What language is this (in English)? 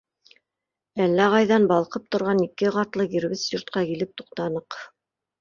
Bashkir